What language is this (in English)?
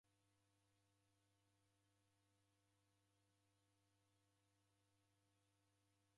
Taita